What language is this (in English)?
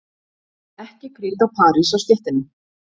Icelandic